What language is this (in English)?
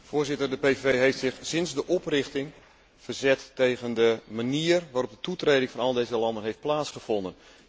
Dutch